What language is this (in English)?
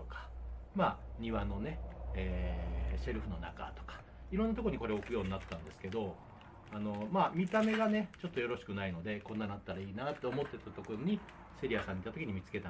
Japanese